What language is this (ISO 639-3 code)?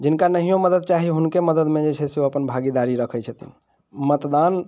mai